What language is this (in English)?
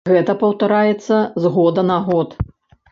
Belarusian